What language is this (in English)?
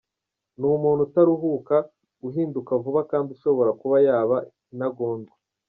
Kinyarwanda